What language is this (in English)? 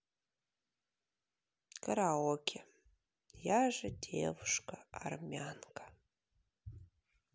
Russian